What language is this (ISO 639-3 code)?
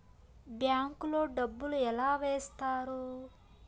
tel